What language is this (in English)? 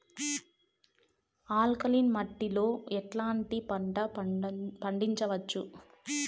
Telugu